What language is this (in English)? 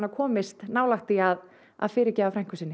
Icelandic